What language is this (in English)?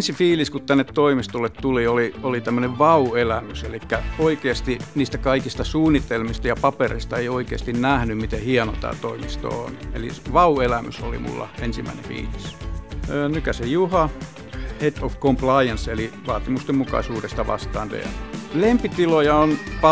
Finnish